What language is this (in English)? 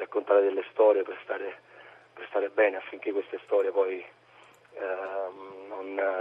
Italian